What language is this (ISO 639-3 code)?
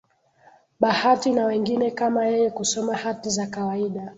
swa